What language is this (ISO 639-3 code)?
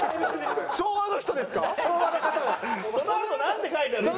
jpn